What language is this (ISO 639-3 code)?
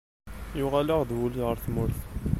kab